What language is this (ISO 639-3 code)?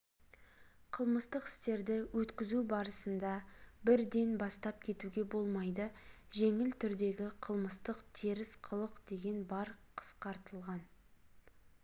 kaz